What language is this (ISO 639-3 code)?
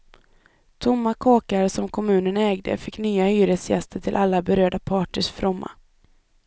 swe